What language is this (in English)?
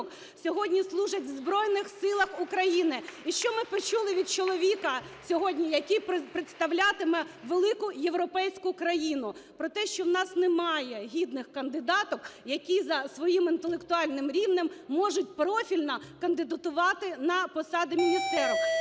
Ukrainian